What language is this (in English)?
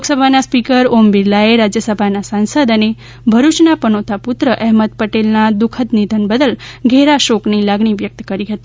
Gujarati